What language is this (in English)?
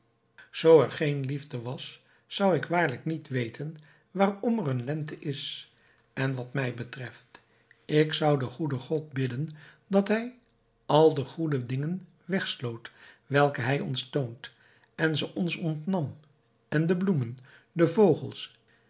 Dutch